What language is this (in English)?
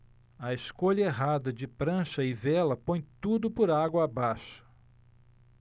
Portuguese